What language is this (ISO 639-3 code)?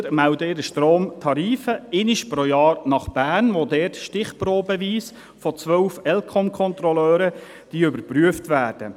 gsw